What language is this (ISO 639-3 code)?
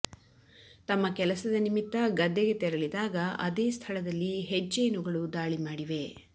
kan